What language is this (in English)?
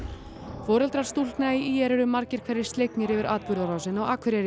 Icelandic